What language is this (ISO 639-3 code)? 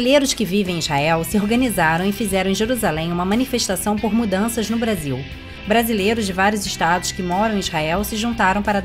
por